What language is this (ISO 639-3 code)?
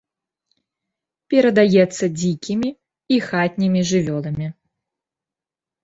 bel